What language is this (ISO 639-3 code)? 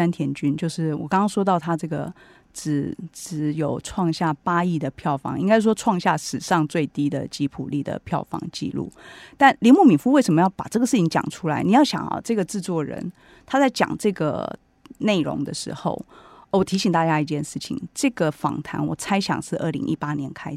zho